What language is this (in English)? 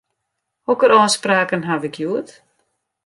Western Frisian